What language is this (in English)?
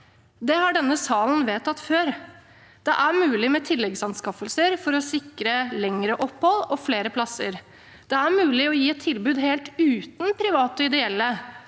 Norwegian